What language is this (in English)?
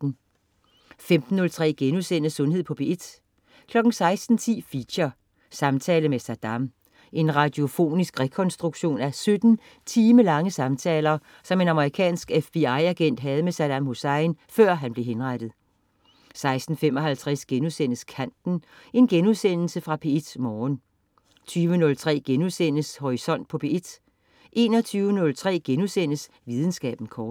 Danish